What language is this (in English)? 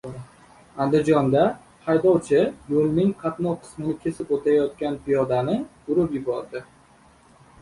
Uzbek